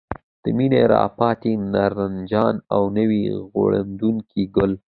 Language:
Pashto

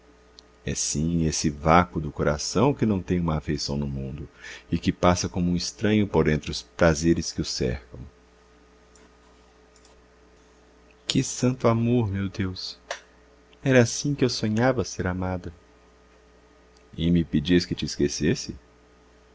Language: Portuguese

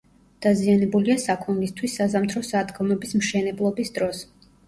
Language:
Georgian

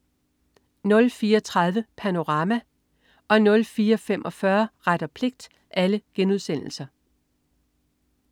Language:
Danish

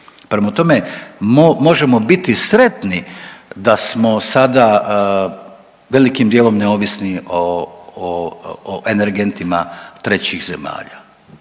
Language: Croatian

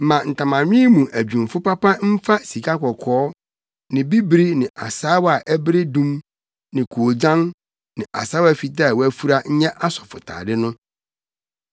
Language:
Akan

